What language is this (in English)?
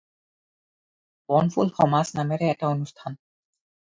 Assamese